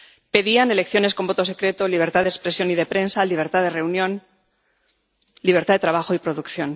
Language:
Spanish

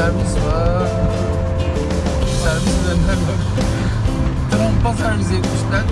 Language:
Turkish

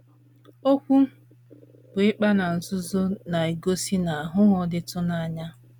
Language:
Igbo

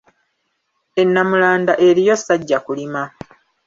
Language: Ganda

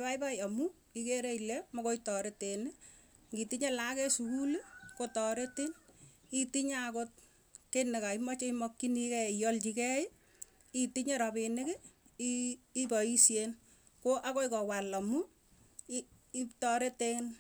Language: Tugen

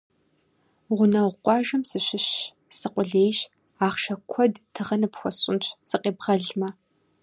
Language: Kabardian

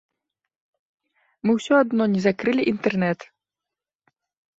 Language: Belarusian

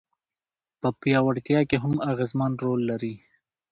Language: Pashto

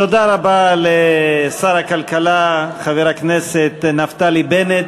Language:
Hebrew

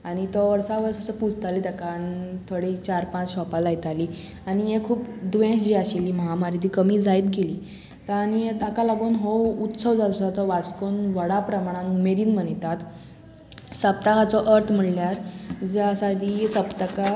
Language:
Konkani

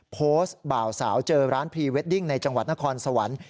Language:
Thai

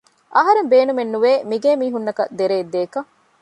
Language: Divehi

